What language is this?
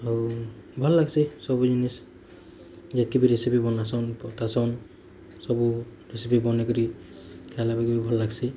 Odia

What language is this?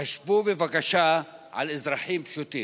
Hebrew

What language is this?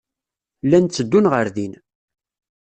Kabyle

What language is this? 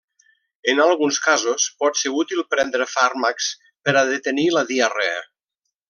Catalan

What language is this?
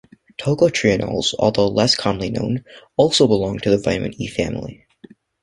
English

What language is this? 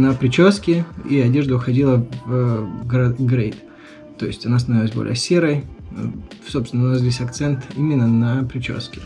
Russian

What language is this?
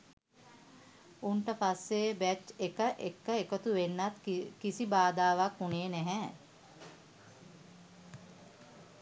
Sinhala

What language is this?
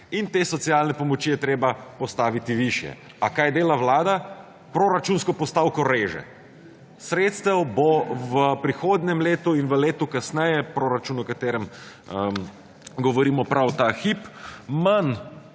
Slovenian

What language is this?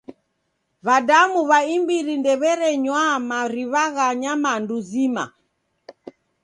Taita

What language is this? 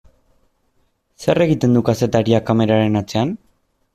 Basque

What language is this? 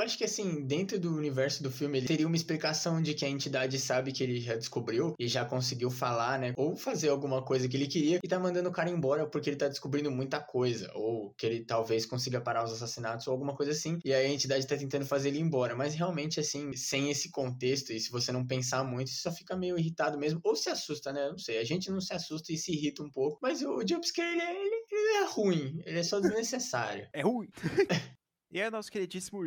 Portuguese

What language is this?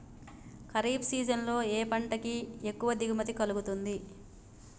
Telugu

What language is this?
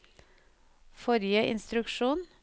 Norwegian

